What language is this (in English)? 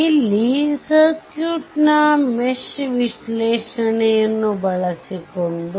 Kannada